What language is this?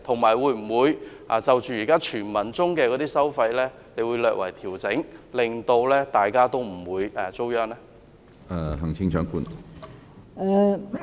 Cantonese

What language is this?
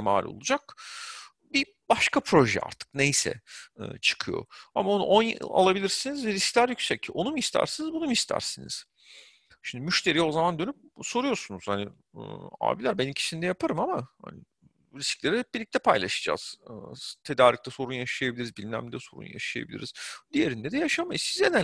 Turkish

